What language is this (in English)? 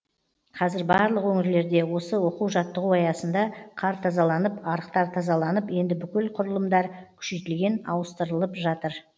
Kazakh